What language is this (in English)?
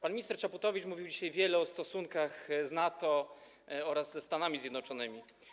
Polish